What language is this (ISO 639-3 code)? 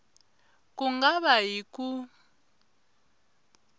tso